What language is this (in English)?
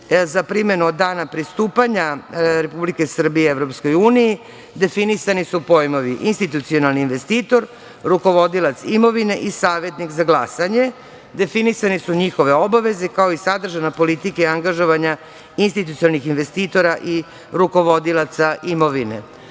Serbian